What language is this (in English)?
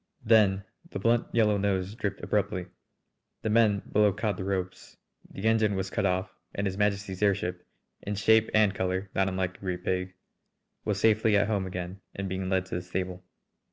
English